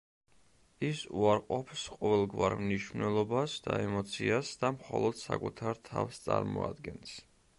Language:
Georgian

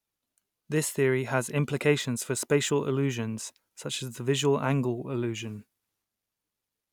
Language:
English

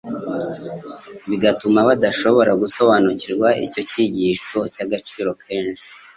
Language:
Kinyarwanda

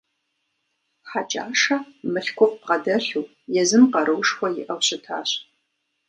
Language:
Kabardian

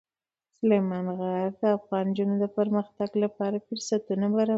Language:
Pashto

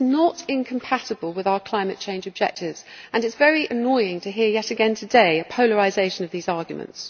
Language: English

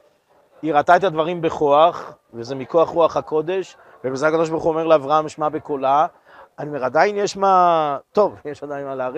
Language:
Hebrew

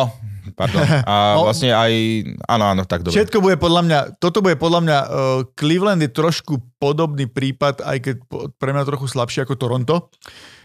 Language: Slovak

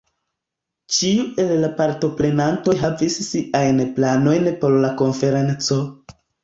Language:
Esperanto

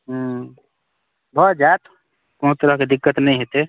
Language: Maithili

